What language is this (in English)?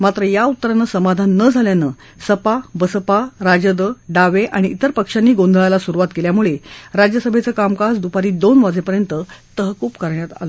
Marathi